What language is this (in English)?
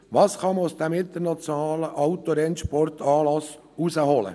Swiss German